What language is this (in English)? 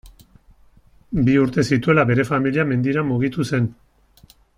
Basque